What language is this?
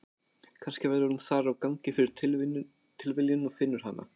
Icelandic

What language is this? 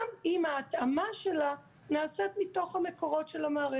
Hebrew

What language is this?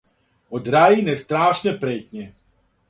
Serbian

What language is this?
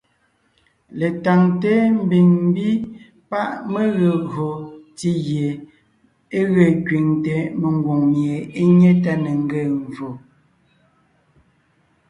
Ngiemboon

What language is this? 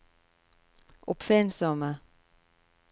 Norwegian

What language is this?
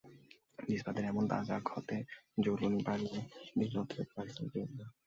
Bangla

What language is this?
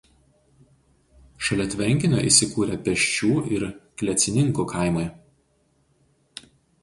Lithuanian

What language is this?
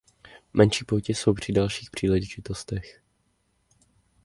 Czech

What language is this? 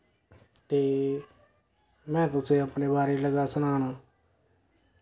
Dogri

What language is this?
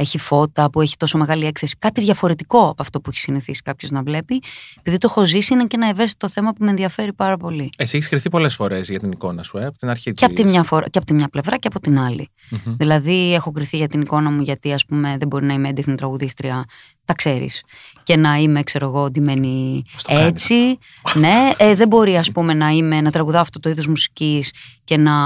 Greek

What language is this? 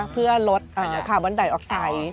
Thai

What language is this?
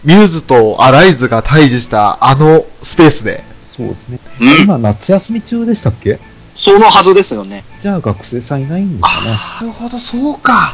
Japanese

